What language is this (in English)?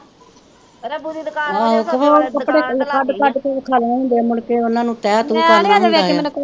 Punjabi